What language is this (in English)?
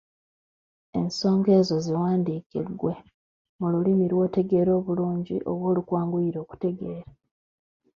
Ganda